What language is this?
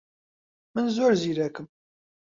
Central Kurdish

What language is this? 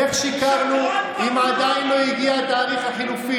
Hebrew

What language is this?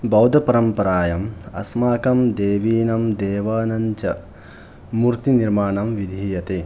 Sanskrit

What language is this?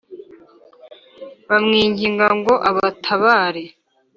Kinyarwanda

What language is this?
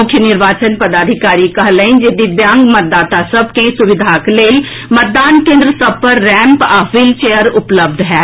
Maithili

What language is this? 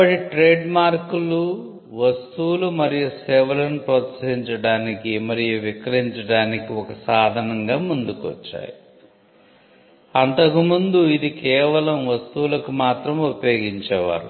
Telugu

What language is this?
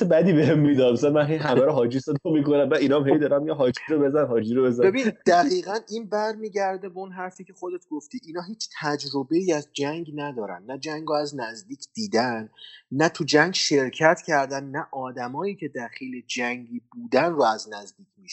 Persian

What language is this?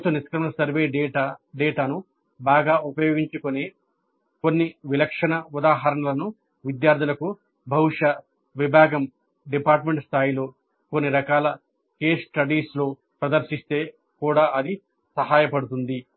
Telugu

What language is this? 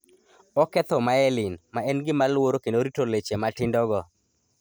Luo (Kenya and Tanzania)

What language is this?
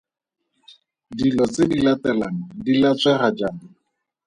Tswana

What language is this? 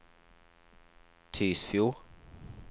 Norwegian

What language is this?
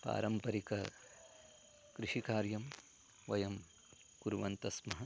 Sanskrit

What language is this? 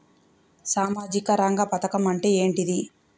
Telugu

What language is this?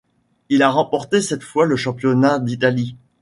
French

